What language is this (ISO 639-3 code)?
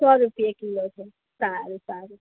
guj